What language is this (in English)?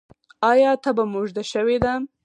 Pashto